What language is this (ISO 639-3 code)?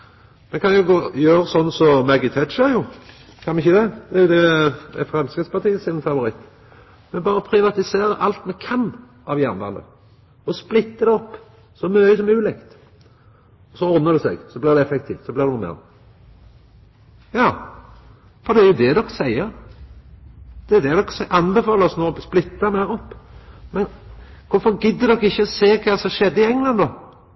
nno